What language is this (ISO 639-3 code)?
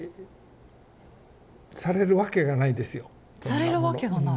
jpn